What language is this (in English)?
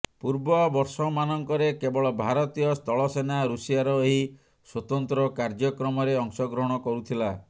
Odia